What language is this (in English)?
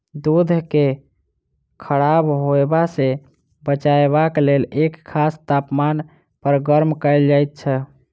Maithili